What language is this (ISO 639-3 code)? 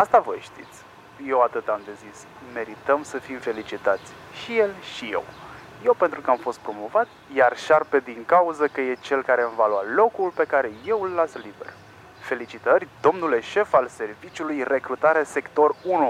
ron